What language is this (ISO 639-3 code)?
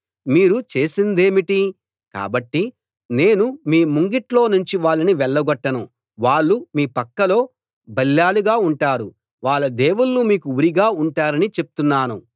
tel